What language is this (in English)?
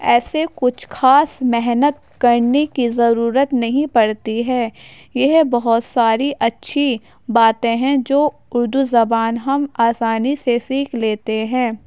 Urdu